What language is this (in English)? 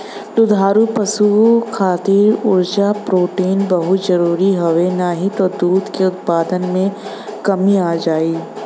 Bhojpuri